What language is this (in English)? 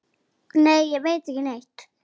Icelandic